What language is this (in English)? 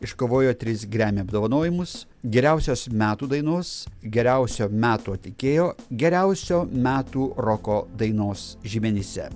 Lithuanian